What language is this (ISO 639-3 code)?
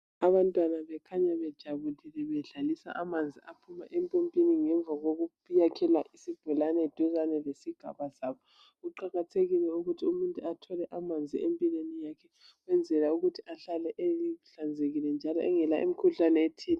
nde